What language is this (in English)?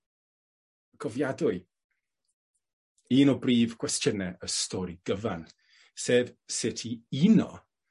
Welsh